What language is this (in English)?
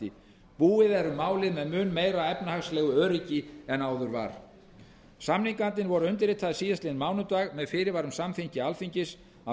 Icelandic